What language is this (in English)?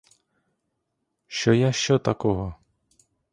Ukrainian